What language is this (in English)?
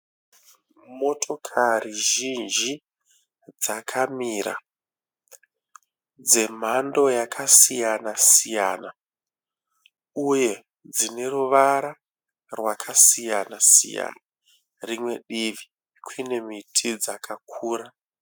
Shona